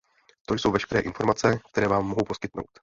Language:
Czech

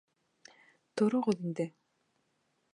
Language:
Bashkir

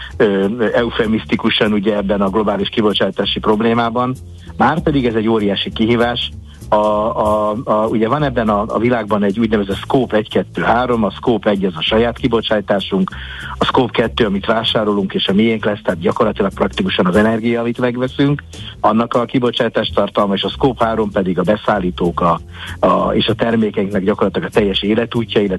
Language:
Hungarian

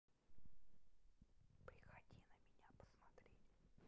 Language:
Russian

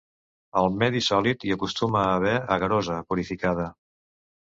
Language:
Catalan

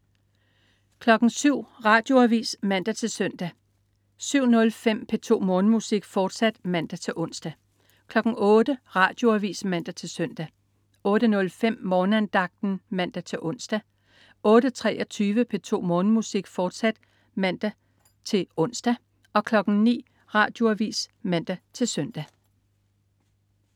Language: Danish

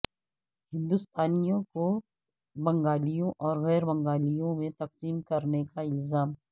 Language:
Urdu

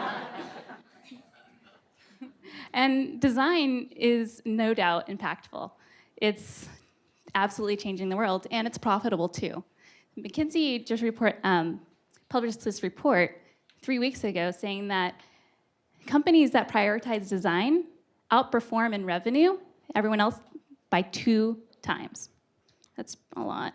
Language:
English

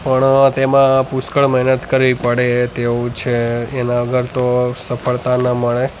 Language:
Gujarati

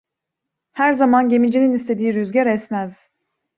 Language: Turkish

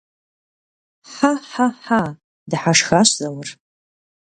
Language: Kabardian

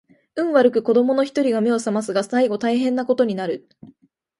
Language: Japanese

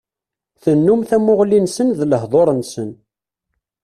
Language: Kabyle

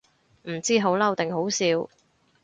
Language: Cantonese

